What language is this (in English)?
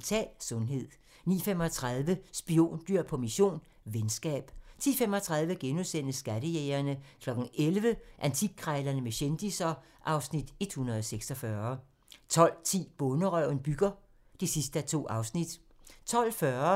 Danish